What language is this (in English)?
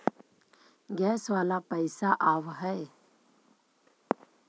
Magahi